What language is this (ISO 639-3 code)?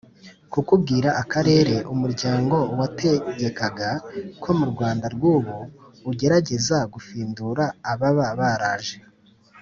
kin